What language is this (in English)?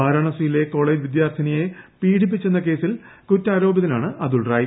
Malayalam